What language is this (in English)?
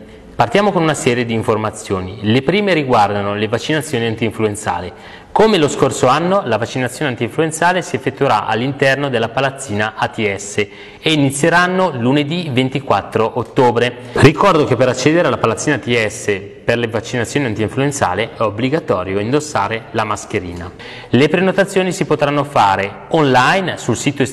Italian